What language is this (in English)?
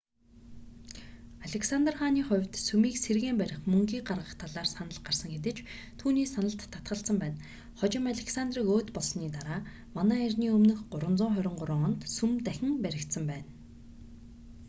Mongolian